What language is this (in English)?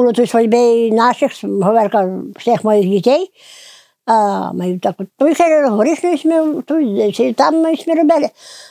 Ukrainian